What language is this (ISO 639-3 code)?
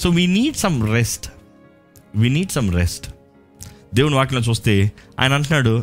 tel